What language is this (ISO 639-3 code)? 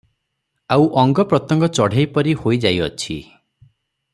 ori